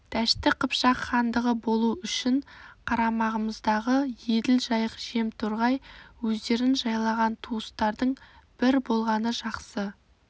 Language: Kazakh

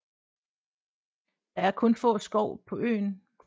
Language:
Danish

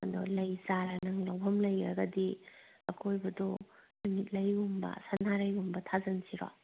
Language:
Manipuri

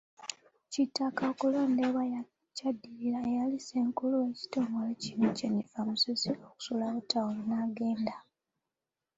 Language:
Ganda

